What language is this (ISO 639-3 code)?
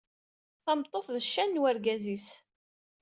kab